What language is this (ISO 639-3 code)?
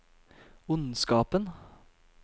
nor